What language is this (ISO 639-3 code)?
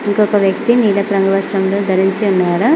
tel